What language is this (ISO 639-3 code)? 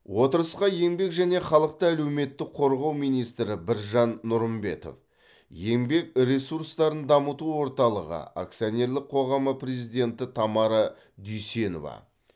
kaz